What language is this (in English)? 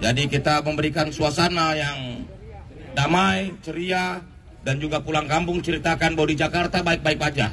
Indonesian